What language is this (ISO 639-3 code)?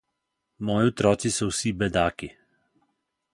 slv